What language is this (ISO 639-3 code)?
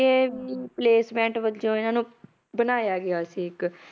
pan